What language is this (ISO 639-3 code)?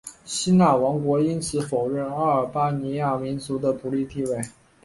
zho